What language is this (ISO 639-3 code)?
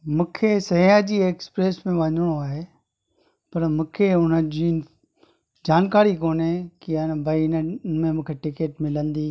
snd